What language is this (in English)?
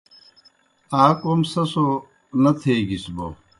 Kohistani Shina